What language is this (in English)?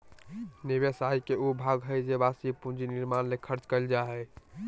Magahi